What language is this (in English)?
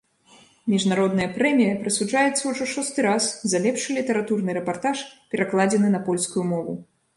Belarusian